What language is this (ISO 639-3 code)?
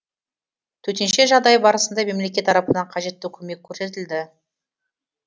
kaz